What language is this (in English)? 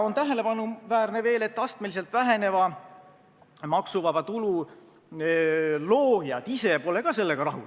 Estonian